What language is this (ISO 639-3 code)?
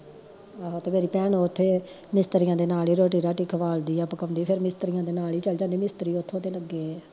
pan